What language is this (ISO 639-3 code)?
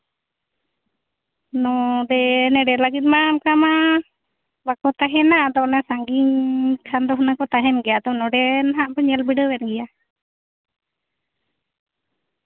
sat